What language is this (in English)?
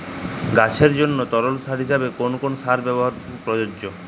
Bangla